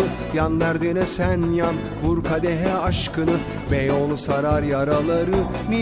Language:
Turkish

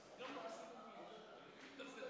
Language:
Hebrew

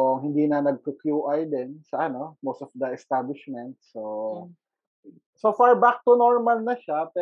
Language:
Filipino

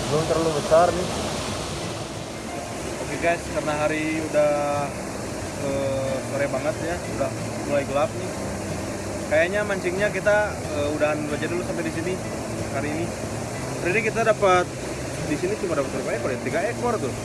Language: Indonesian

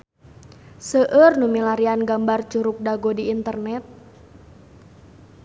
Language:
Sundanese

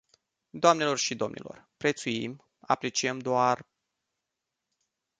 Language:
Romanian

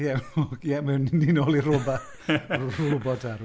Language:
Welsh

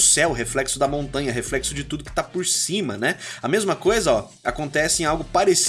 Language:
Portuguese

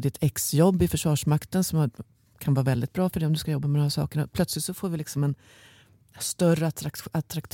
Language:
Swedish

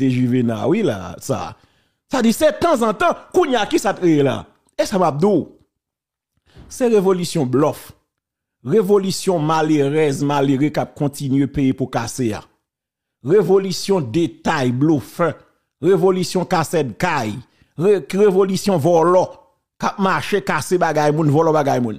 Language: French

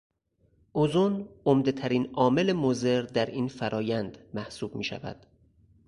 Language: Persian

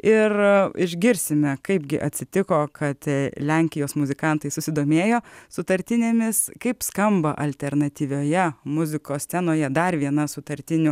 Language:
Lithuanian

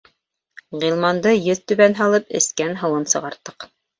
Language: Bashkir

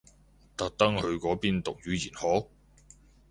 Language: Cantonese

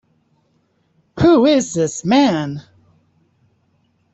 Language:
English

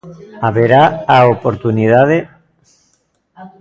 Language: Galician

